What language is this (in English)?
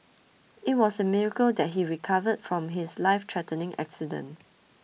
English